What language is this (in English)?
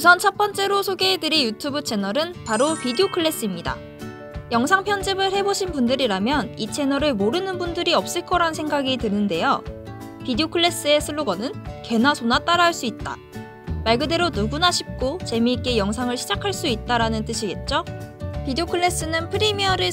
Korean